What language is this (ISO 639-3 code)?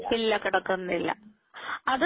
mal